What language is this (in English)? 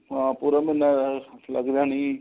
Punjabi